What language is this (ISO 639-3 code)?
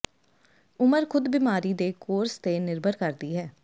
pan